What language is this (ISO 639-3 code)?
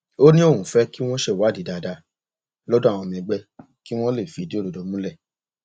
yor